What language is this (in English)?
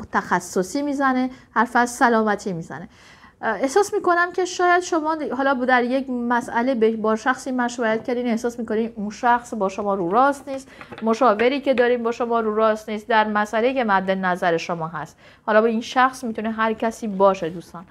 Persian